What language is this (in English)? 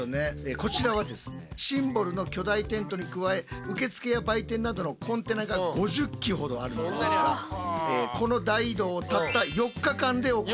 Japanese